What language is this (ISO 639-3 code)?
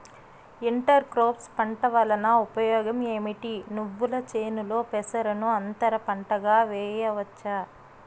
tel